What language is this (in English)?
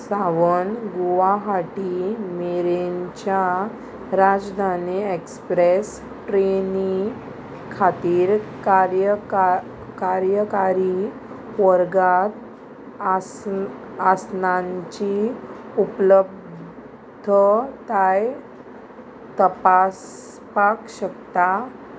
Konkani